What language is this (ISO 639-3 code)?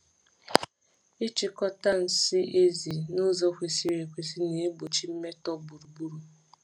ibo